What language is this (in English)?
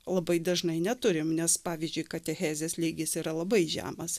Lithuanian